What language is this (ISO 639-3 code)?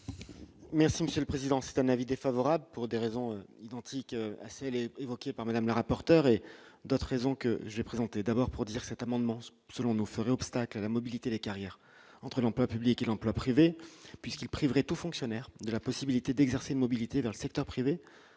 fra